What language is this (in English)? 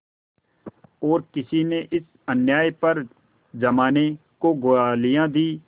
Hindi